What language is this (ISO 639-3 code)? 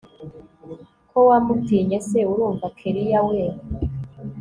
kin